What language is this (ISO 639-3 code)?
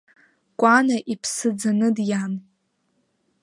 abk